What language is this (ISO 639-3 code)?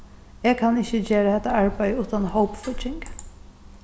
fao